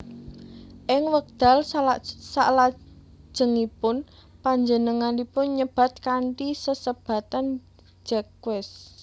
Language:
Javanese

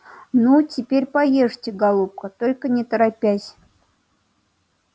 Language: Russian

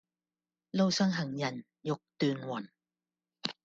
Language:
Cantonese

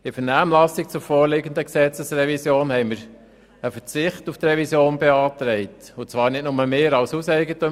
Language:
Swiss German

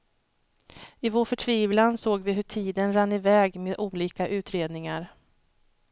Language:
Swedish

